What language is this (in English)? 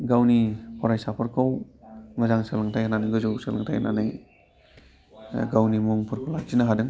Bodo